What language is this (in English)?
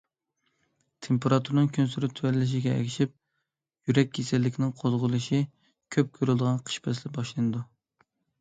Uyghur